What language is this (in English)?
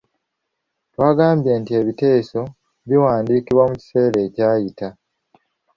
Ganda